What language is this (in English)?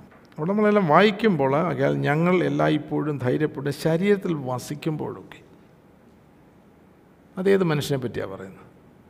Malayalam